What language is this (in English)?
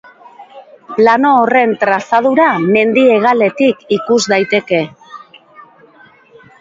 Basque